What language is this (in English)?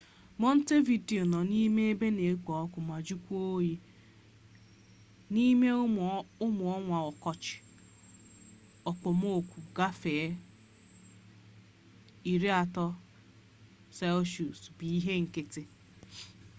Igbo